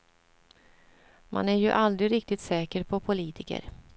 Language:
Swedish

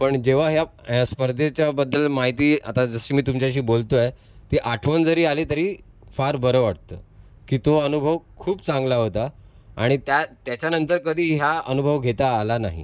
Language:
Marathi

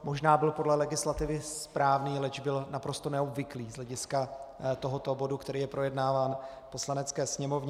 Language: Czech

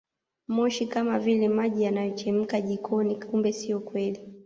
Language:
Swahili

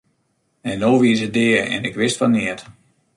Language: Western Frisian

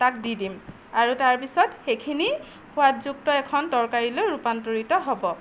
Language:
Assamese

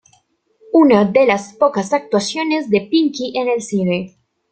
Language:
Spanish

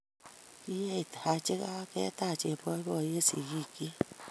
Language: Kalenjin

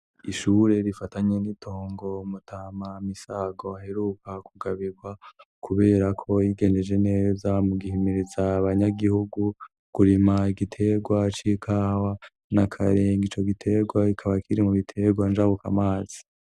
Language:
Rundi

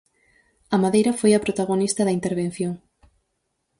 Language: Galician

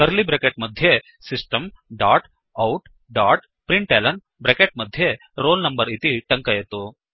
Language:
Sanskrit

